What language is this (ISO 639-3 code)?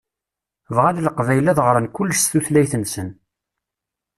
kab